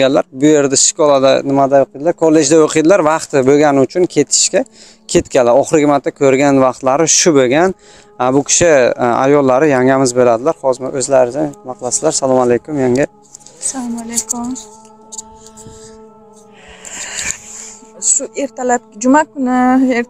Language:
Turkish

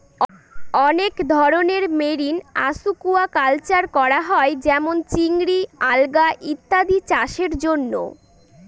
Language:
Bangla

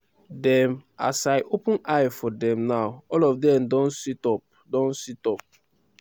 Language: Nigerian Pidgin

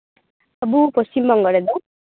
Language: Santali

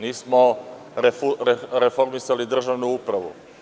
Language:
Serbian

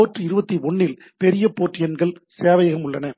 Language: Tamil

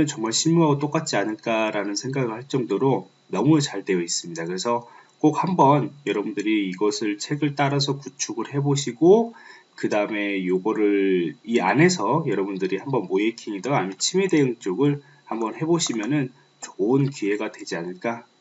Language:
Korean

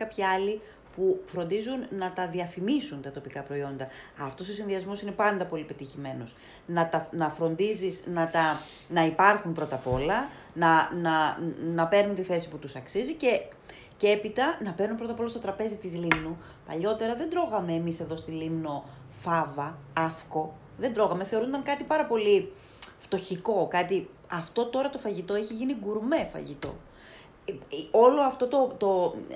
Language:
Greek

